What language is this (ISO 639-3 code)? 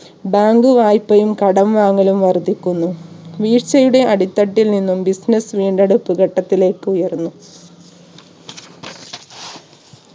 mal